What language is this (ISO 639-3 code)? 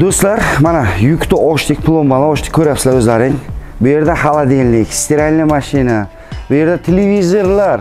tur